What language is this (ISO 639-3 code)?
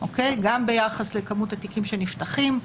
heb